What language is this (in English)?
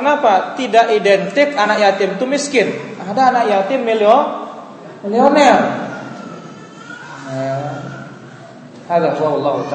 Indonesian